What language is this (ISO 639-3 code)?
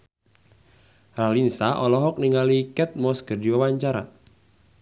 sun